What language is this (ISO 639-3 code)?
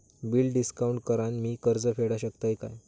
mar